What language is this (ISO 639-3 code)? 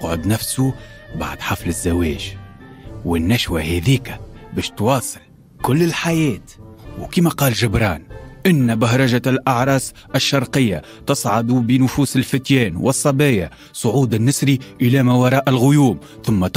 ara